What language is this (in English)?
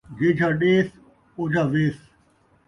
Saraiki